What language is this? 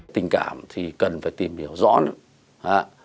Vietnamese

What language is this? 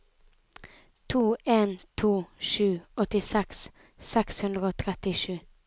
Norwegian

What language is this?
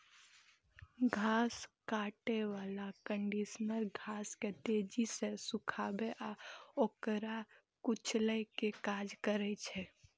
Maithili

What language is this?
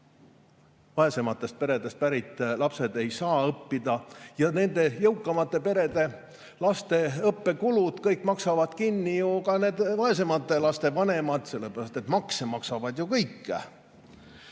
Estonian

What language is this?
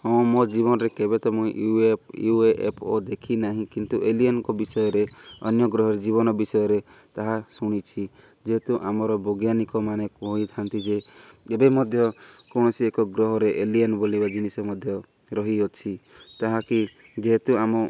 Odia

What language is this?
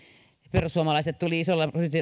Finnish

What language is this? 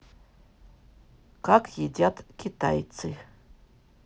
Russian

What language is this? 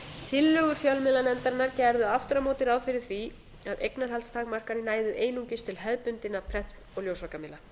Icelandic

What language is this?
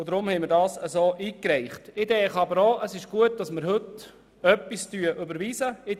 Swiss German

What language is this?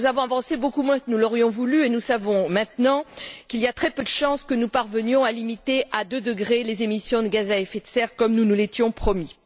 French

